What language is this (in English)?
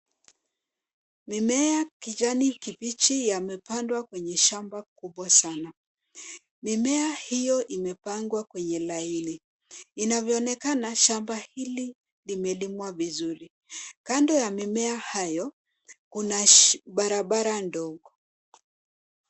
Swahili